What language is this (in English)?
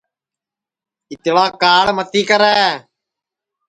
Sansi